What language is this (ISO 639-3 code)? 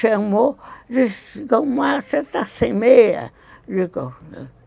por